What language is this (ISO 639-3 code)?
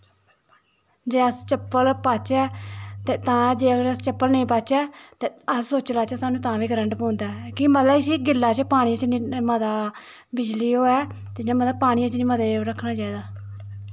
doi